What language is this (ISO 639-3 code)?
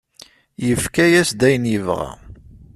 kab